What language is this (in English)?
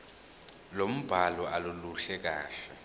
Zulu